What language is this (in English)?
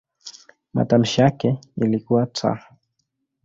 Swahili